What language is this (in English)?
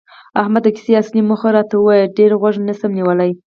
Pashto